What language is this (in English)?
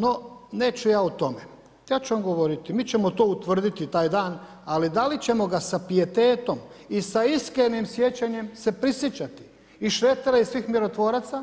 Croatian